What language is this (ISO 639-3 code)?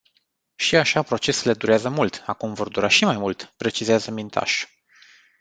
ron